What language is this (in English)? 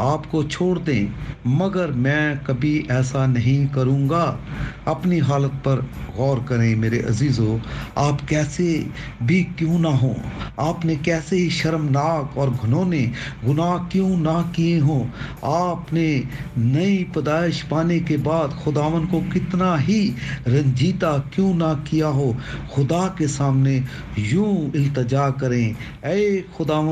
Urdu